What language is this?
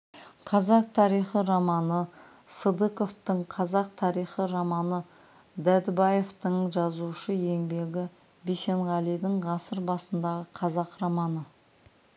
Kazakh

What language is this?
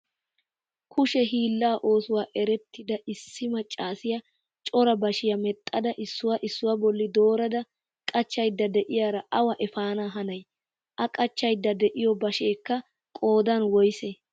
Wolaytta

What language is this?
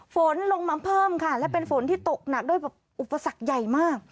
Thai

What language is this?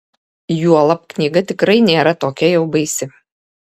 Lithuanian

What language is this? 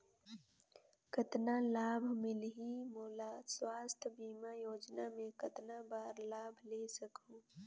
Chhattisgarhi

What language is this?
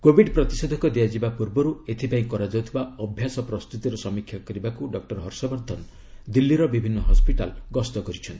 Odia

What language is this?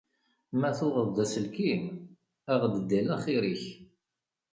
Kabyle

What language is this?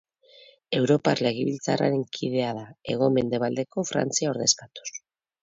Basque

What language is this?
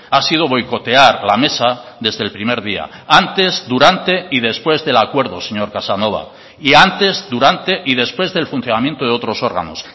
Spanish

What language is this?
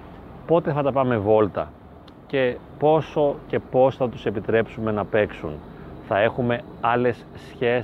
Greek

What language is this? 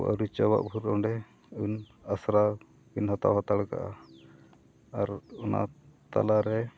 Santali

